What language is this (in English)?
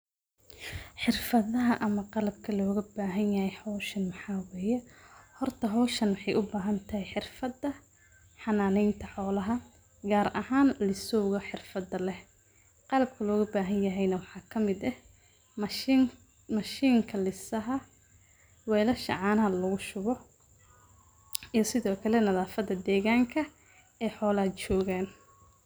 Somali